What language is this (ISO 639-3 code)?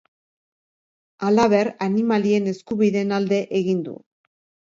eus